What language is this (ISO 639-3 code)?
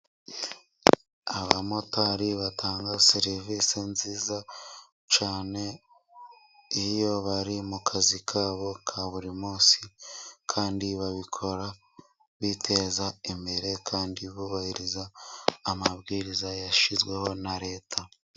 kin